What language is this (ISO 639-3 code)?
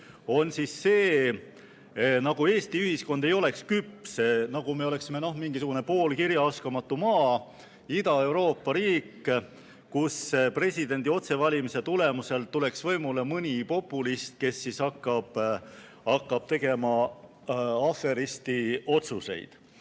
est